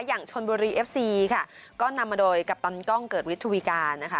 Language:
Thai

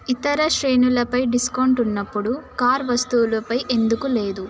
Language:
Telugu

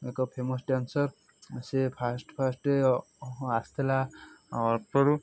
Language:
Odia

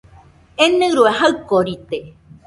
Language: Nüpode Huitoto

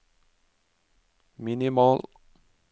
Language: Norwegian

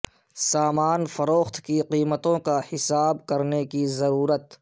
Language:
Urdu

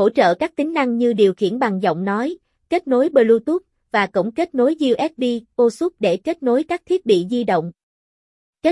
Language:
Vietnamese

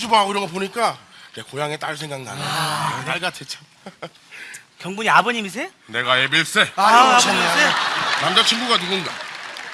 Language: Korean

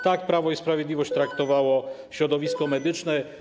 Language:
Polish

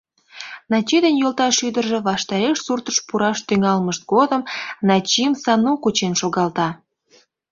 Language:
Mari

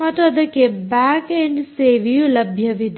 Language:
Kannada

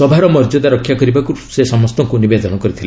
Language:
Odia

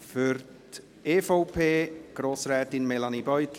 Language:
Swiss German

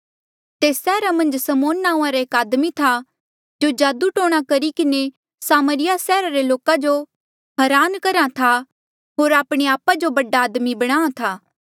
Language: Mandeali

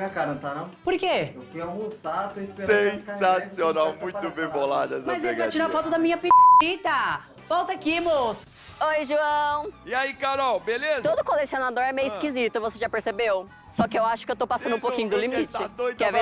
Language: Portuguese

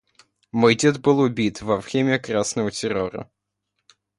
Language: Russian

